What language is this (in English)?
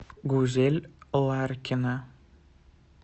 Russian